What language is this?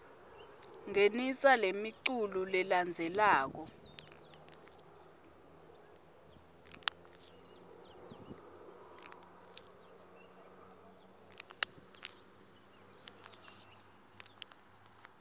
Swati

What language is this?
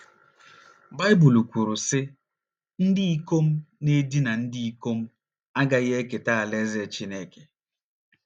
Igbo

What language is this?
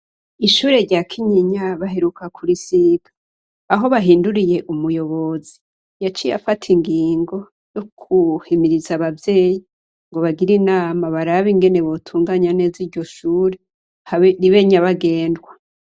Rundi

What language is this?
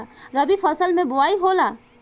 Bhojpuri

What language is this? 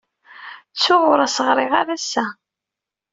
Kabyle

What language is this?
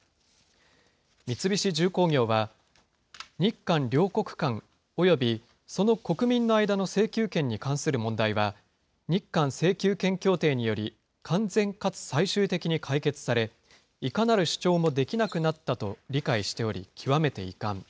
Japanese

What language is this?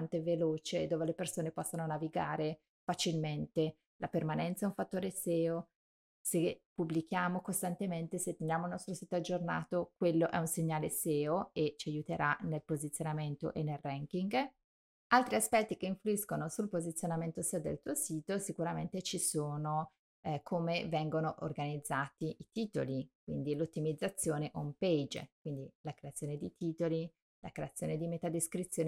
Italian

